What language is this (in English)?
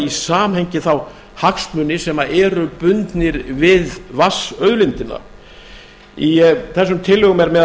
Icelandic